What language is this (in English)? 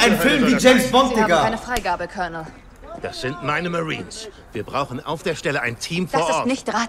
German